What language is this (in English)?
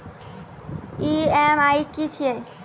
Maithili